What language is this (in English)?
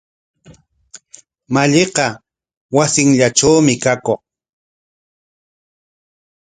Corongo Ancash Quechua